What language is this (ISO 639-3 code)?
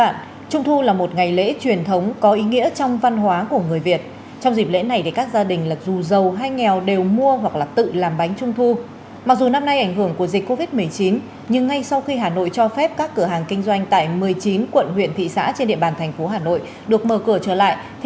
vie